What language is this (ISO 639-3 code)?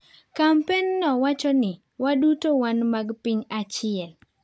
luo